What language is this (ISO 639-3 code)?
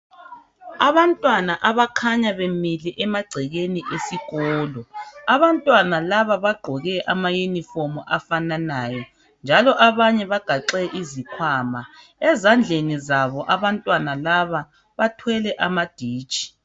nde